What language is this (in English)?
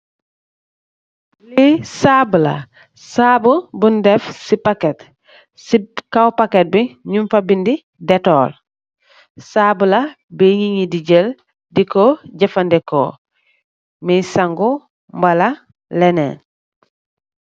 Wolof